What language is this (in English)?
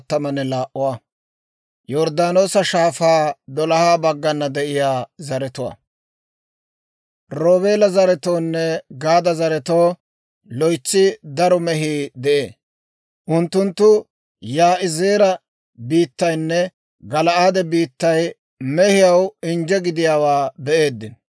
Dawro